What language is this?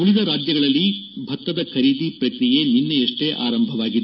Kannada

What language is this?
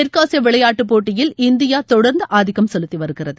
Tamil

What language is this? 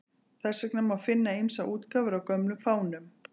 Icelandic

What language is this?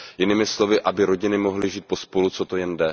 Czech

